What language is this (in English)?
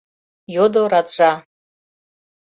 Mari